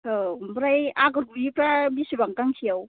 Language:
Bodo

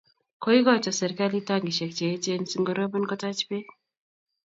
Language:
Kalenjin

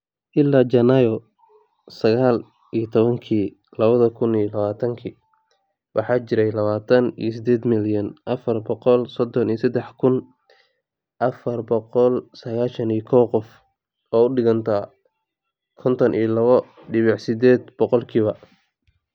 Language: Somali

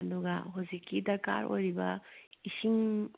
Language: Manipuri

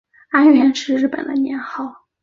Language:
Chinese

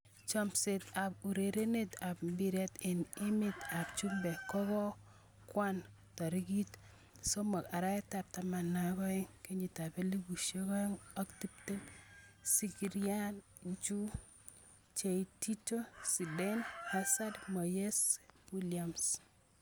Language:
Kalenjin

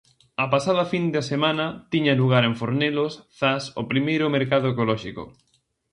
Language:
Galician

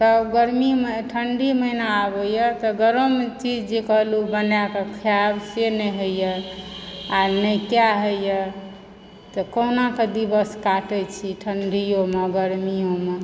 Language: Maithili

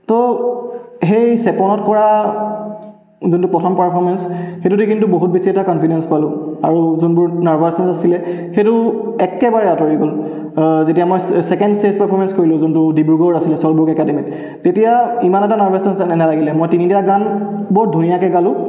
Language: Assamese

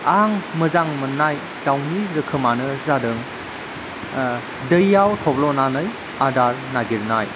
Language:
Bodo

